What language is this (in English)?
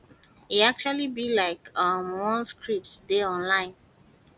Nigerian Pidgin